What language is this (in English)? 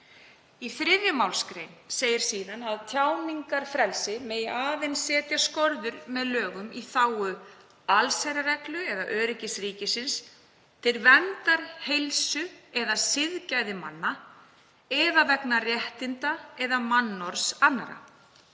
Icelandic